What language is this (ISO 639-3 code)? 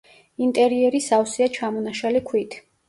kat